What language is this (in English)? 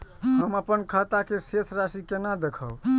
Maithili